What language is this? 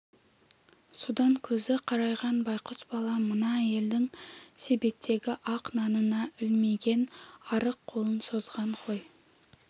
Kazakh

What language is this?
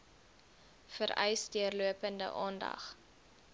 Afrikaans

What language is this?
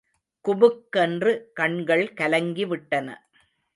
Tamil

